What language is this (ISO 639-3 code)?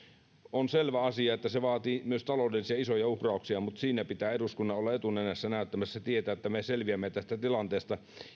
fin